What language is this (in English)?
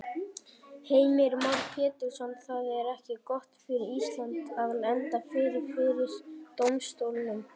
Icelandic